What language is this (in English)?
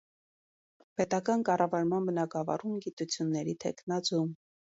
Armenian